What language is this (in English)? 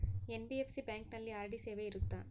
Kannada